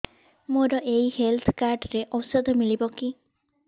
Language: Odia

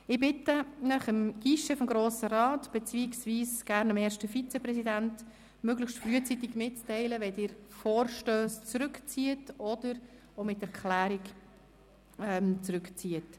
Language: Swiss German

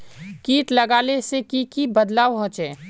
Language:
Magahi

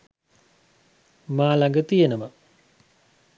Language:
Sinhala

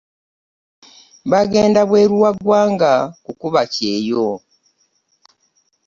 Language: Ganda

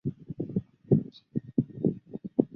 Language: Chinese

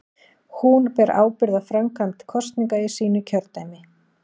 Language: Icelandic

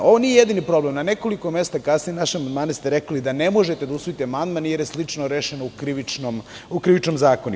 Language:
Serbian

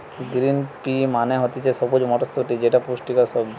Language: Bangla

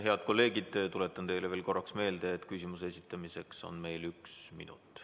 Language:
Estonian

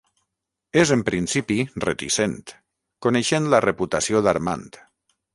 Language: Catalan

